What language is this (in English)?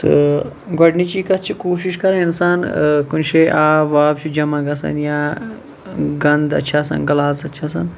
Kashmiri